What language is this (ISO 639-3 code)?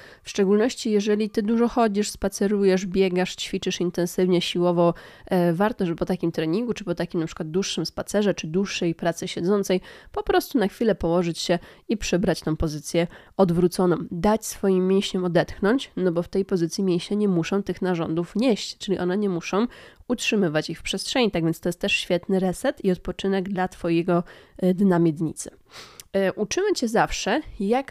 pol